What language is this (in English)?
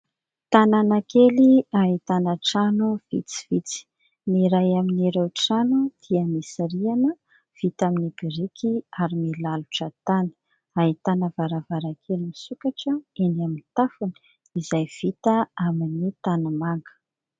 Malagasy